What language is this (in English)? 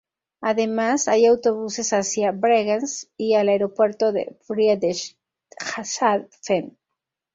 Spanish